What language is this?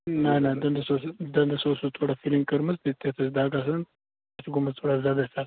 Kashmiri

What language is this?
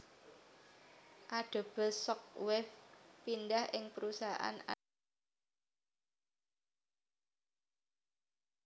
Javanese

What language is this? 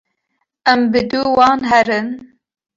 Kurdish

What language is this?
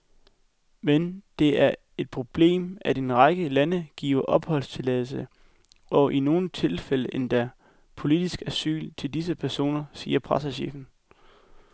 Danish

